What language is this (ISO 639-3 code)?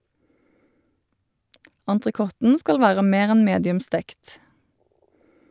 nor